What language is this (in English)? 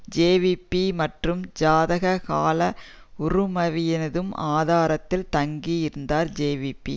Tamil